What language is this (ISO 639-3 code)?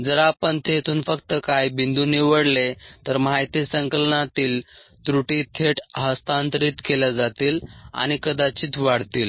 mar